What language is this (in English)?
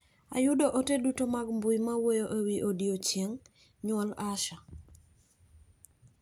Luo (Kenya and Tanzania)